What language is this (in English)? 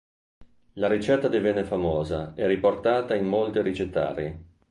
Italian